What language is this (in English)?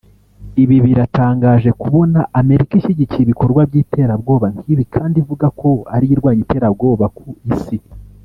Kinyarwanda